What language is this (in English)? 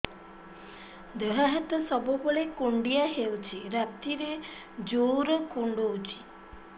Odia